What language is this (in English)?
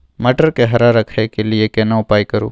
Maithili